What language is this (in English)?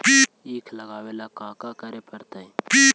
Magahi